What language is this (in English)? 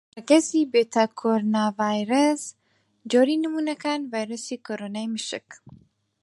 Central Kurdish